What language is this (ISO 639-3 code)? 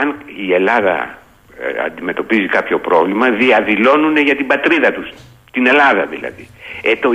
ell